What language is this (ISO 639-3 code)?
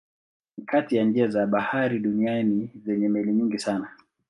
swa